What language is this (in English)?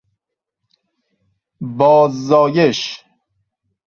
Persian